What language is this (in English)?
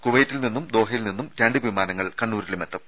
Malayalam